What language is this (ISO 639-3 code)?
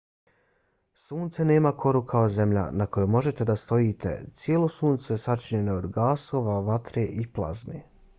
bos